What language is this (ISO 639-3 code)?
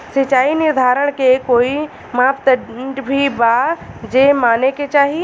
bho